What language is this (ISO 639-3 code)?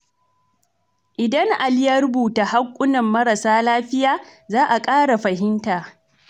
hau